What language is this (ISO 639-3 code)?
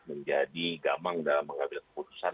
ind